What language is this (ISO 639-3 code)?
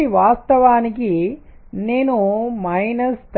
tel